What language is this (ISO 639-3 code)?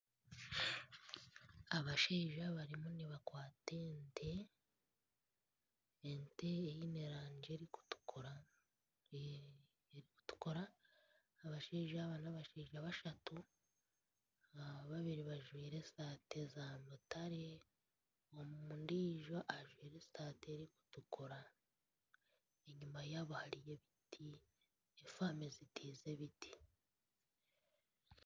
nyn